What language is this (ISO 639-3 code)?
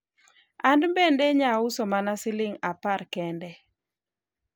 luo